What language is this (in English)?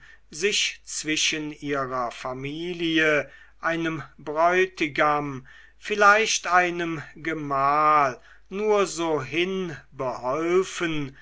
German